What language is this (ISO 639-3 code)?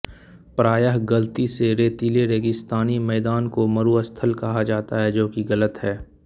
hin